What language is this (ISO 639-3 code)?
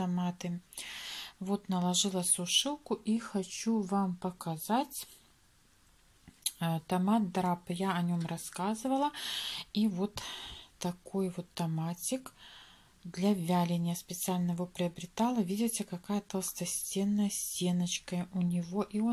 rus